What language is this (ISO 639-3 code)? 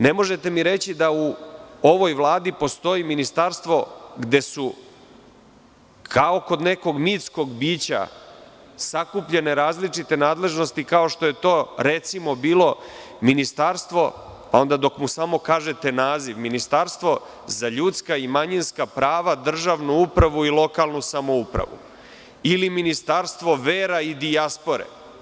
srp